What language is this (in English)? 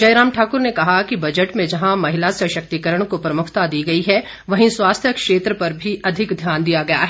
Hindi